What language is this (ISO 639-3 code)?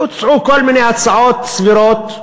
heb